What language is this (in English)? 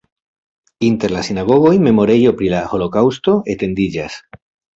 Esperanto